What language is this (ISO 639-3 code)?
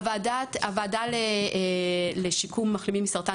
heb